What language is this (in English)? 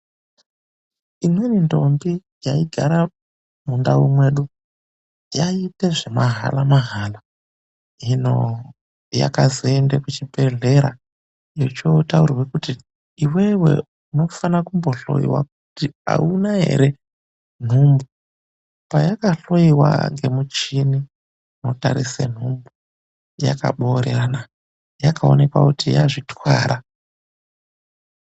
Ndau